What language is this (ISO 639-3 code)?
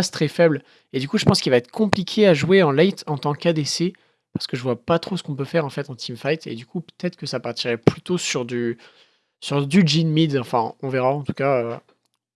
fra